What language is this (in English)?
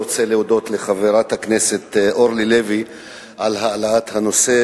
Hebrew